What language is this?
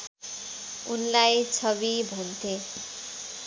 Nepali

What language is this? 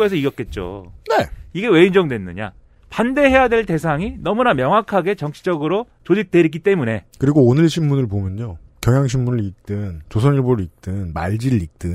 Korean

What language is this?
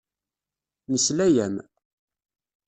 Kabyle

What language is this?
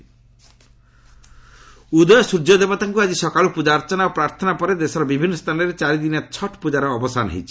Odia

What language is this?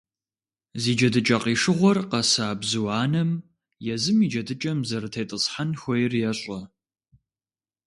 Kabardian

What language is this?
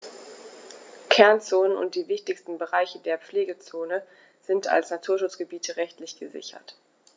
German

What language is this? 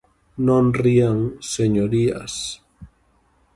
Galician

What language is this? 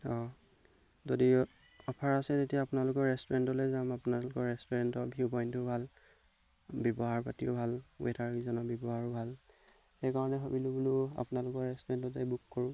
Assamese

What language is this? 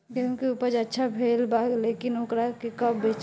Bhojpuri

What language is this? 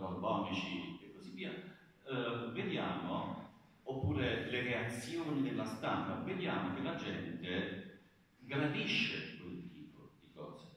Italian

